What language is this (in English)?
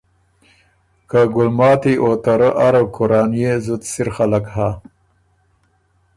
Ormuri